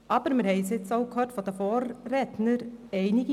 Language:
Swiss German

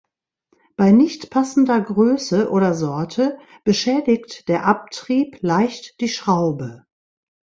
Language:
German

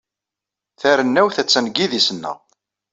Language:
Kabyle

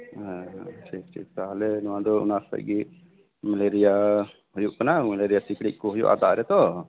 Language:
Santali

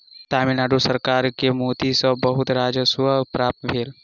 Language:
Maithili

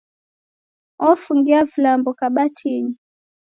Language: Taita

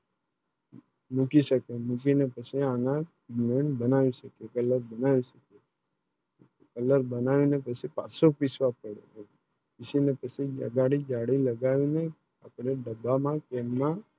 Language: Gujarati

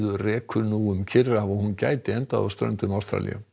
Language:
Icelandic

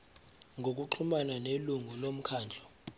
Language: Zulu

